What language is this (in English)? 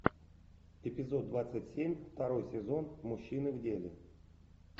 Russian